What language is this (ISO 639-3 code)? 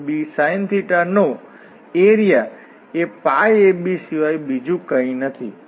guj